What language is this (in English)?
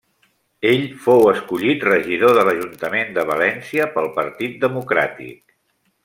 Catalan